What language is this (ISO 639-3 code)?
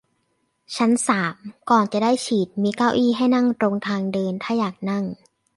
tha